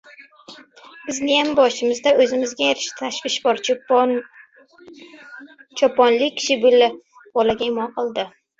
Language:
Uzbek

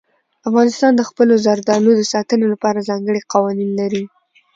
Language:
Pashto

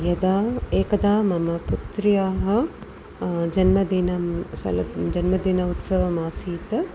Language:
Sanskrit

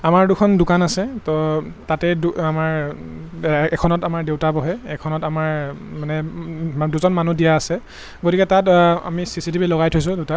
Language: Assamese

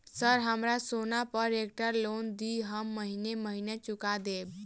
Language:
Maithili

